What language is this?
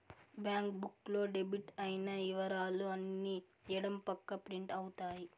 Telugu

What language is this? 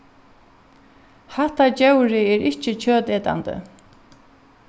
Faroese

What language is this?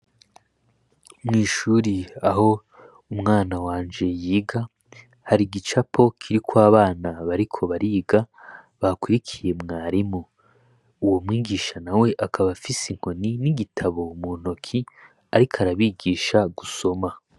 Rundi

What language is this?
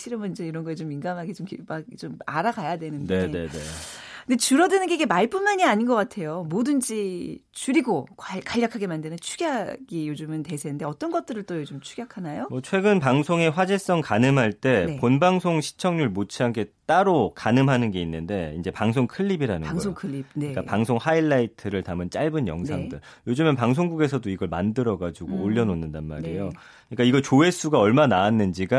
Korean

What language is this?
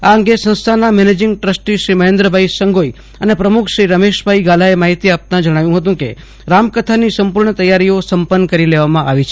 Gujarati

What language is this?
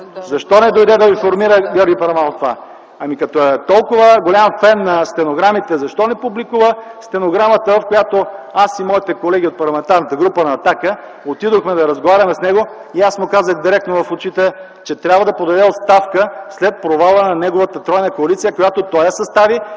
Bulgarian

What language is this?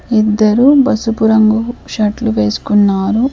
Telugu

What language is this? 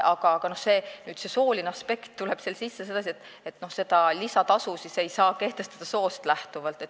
Estonian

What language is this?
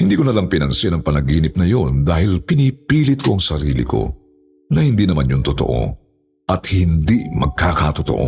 Filipino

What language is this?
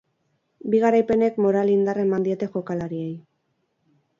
Basque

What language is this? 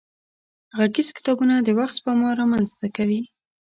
Pashto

